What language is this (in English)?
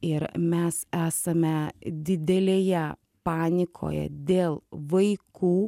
Lithuanian